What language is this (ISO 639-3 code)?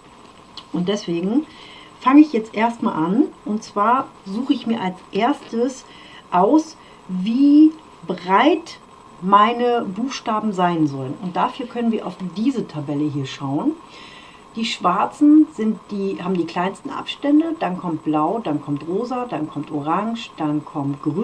deu